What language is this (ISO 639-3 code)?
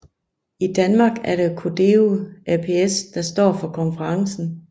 dan